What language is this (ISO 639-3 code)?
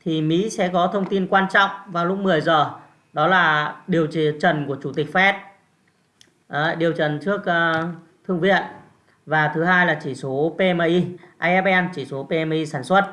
vie